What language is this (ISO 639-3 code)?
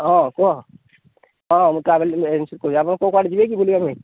ori